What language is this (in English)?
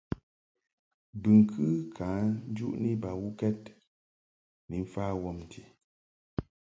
Mungaka